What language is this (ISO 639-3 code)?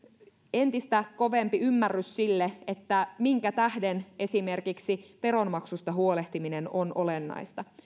fin